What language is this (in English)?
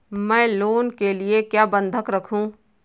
Hindi